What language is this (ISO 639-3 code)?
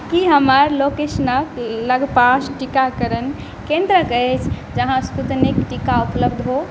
mai